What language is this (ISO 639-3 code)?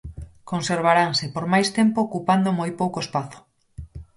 glg